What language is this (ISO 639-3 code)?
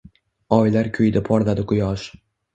uzb